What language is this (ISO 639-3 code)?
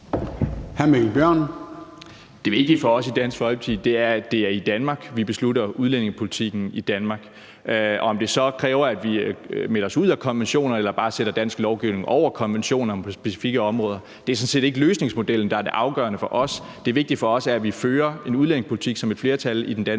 dan